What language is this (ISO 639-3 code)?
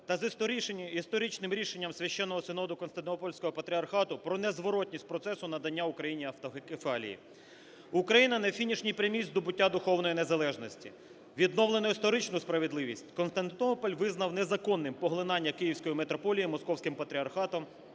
ukr